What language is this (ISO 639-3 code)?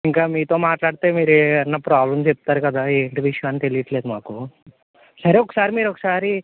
tel